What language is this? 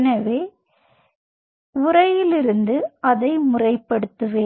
Tamil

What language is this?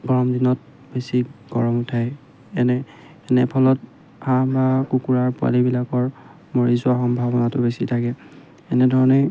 Assamese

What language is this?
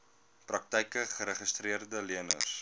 Afrikaans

